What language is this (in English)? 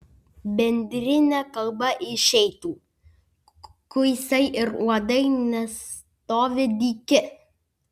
Lithuanian